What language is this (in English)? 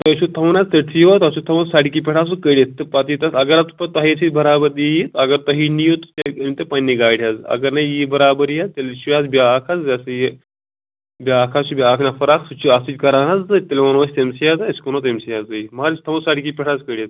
Kashmiri